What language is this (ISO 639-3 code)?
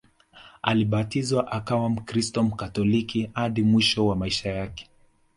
swa